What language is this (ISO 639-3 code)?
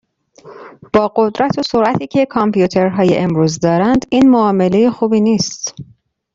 fas